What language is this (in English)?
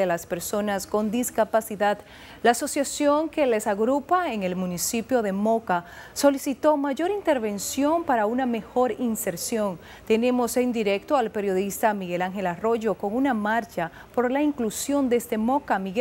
Spanish